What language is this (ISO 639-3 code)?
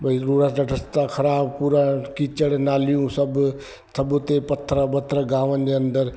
snd